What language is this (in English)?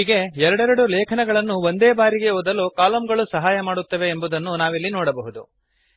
Kannada